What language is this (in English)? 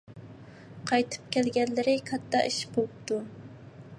Uyghur